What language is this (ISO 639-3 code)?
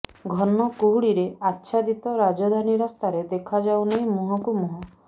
ori